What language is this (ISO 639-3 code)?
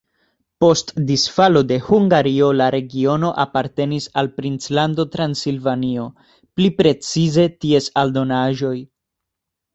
epo